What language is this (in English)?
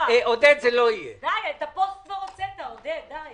Hebrew